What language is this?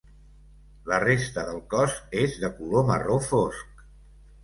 Catalan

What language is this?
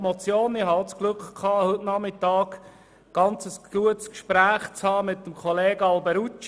Swiss German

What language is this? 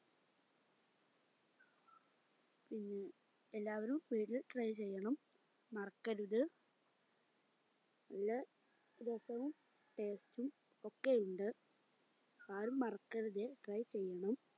Malayalam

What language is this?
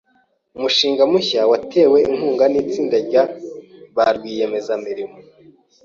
Kinyarwanda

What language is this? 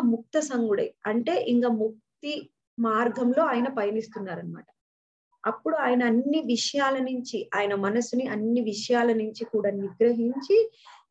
Hindi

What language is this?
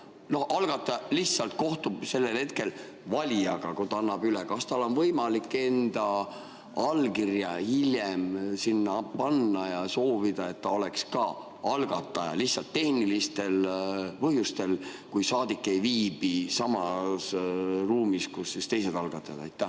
Estonian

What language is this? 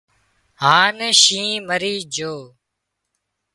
Wadiyara Koli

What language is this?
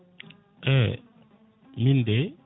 Fula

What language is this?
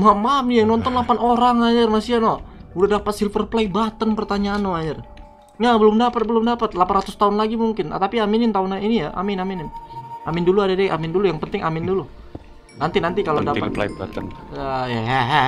Indonesian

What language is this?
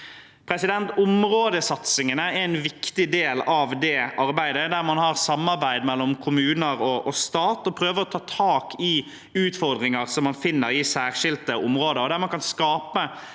Norwegian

